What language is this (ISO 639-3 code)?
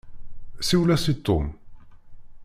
kab